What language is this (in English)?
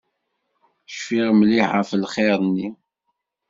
Kabyle